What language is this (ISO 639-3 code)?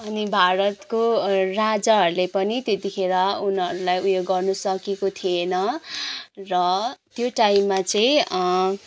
nep